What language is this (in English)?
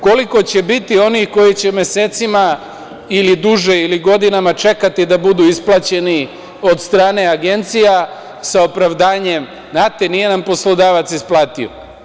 Serbian